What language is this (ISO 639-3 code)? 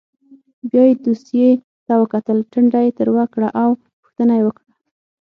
pus